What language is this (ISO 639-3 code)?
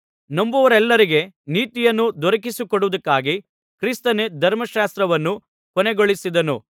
kan